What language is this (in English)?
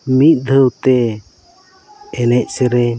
Santali